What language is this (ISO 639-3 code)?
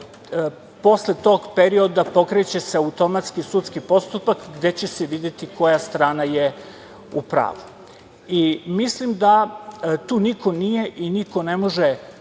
srp